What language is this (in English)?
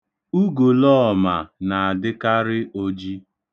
Igbo